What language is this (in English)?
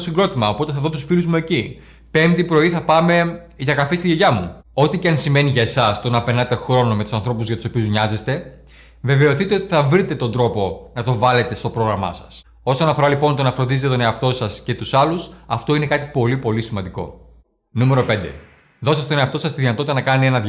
Greek